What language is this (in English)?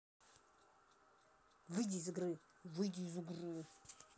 Russian